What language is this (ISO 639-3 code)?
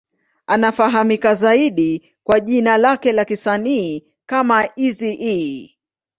swa